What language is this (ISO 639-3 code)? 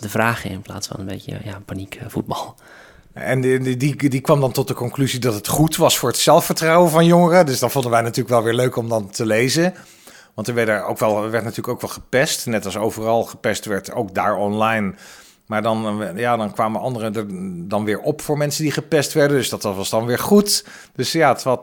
nld